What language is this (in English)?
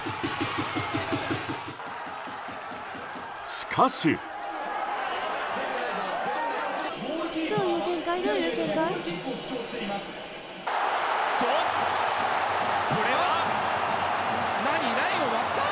Japanese